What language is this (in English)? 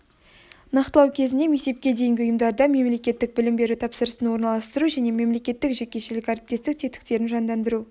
Kazakh